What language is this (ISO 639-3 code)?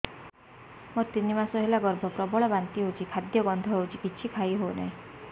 ori